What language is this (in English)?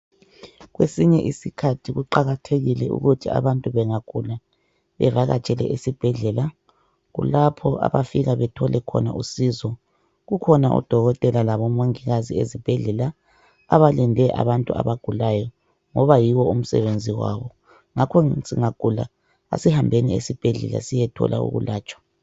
North Ndebele